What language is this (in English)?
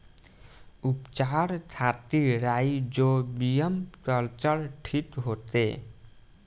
Bhojpuri